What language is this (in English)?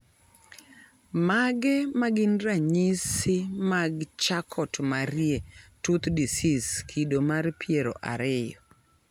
Luo (Kenya and Tanzania)